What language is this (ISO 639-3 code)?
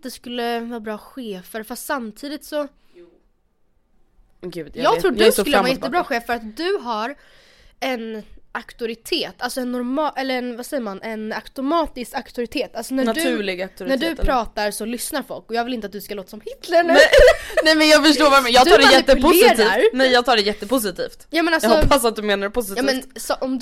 swe